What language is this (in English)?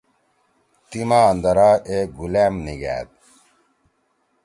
Torwali